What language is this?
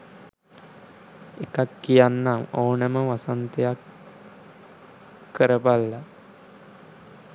Sinhala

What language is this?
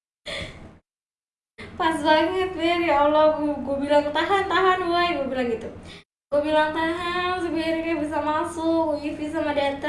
Indonesian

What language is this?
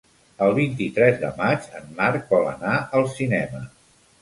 Catalan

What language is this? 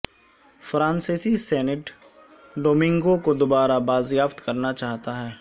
Urdu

